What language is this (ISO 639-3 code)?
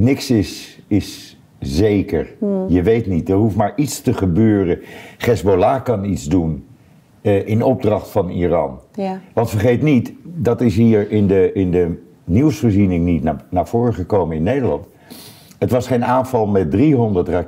nld